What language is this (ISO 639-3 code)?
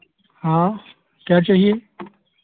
hin